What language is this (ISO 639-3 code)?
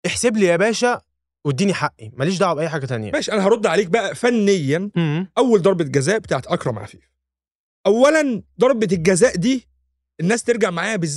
ara